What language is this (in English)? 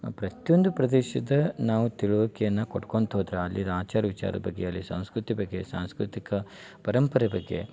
Kannada